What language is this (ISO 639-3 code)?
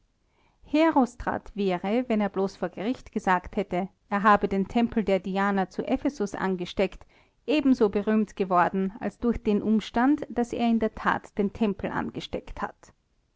deu